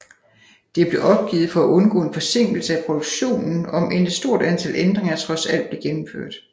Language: Danish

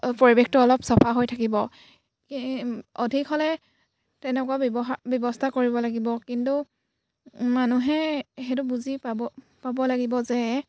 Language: Assamese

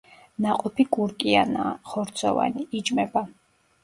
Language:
Georgian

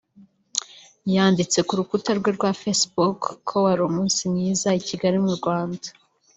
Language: Kinyarwanda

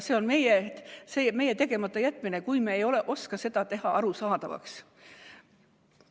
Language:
Estonian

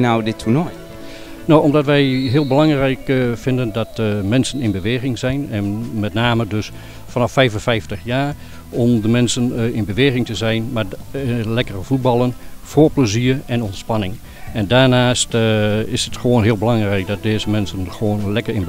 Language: Dutch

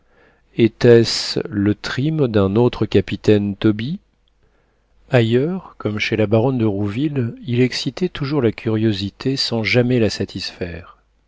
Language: French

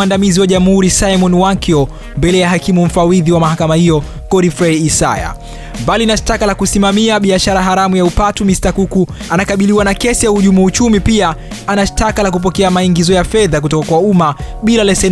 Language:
Swahili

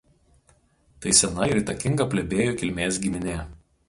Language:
Lithuanian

